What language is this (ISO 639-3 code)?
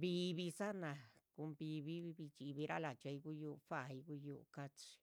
zpv